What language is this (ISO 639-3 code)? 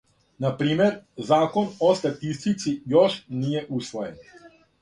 srp